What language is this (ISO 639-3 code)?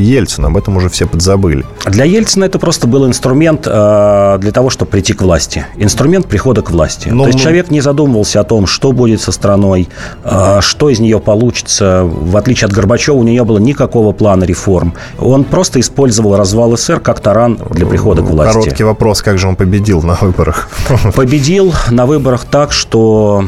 rus